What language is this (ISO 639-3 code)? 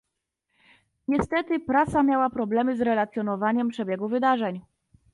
pol